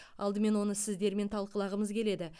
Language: Kazakh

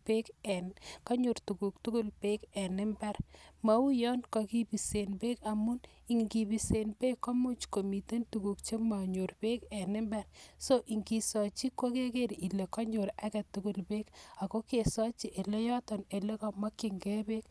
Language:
Kalenjin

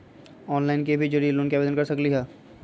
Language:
Magahi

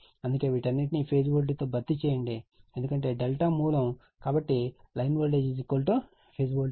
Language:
Telugu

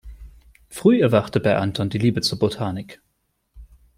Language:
German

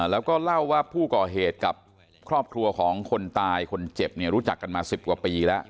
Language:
Thai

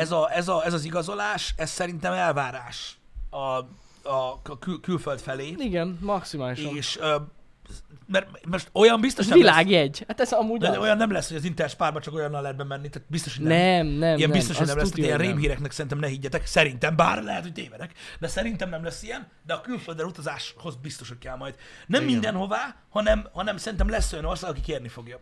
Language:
Hungarian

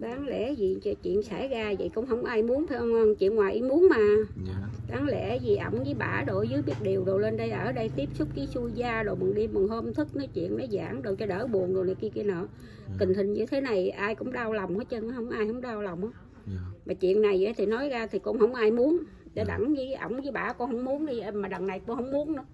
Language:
Vietnamese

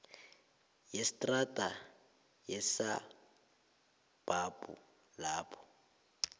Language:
South Ndebele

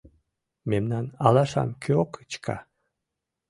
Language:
Mari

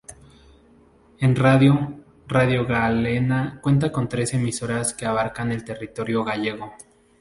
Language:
Spanish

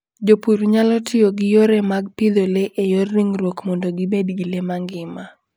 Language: Luo (Kenya and Tanzania)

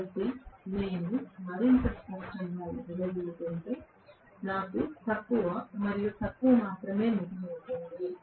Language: Telugu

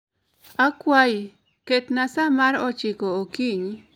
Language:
Luo (Kenya and Tanzania)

